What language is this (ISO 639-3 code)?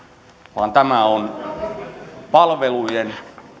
fin